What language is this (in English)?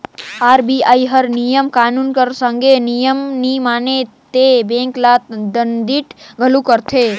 Chhattisgarhi